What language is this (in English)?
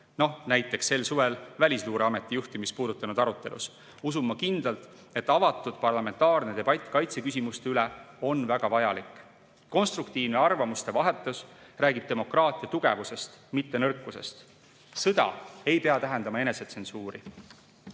Estonian